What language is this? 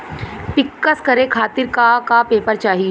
Bhojpuri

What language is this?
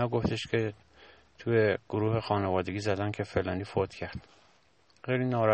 Persian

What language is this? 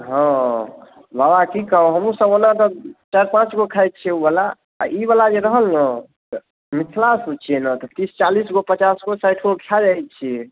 Maithili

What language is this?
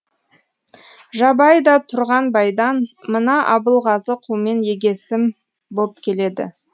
Kazakh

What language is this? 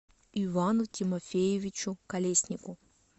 Russian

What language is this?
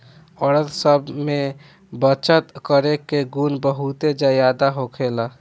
Bhojpuri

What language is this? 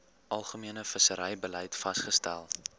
Afrikaans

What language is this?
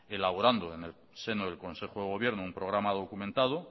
Spanish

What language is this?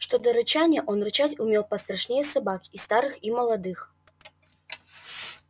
Russian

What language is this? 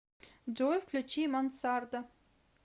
Russian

